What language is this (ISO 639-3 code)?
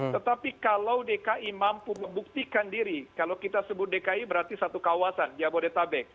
ind